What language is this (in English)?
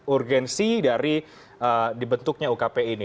Indonesian